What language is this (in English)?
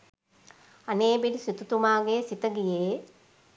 Sinhala